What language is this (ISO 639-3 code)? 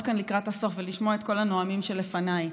heb